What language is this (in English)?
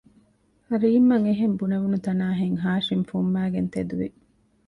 Divehi